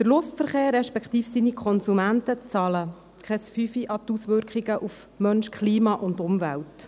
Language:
Swiss German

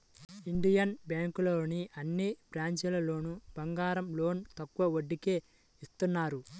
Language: Telugu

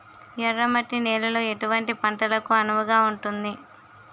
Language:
Telugu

